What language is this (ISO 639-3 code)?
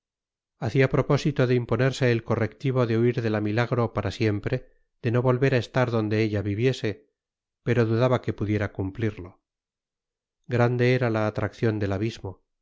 spa